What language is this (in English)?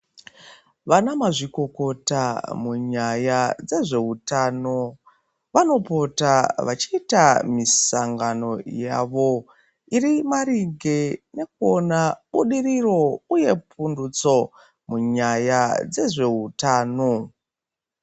Ndau